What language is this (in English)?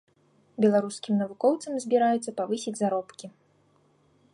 Belarusian